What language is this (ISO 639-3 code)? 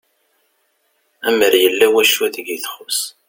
kab